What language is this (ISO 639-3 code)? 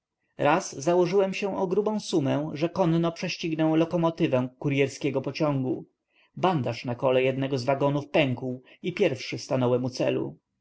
pol